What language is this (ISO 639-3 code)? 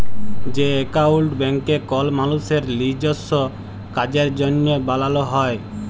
ben